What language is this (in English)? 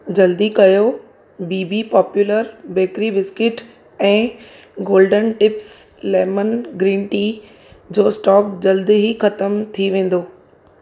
Sindhi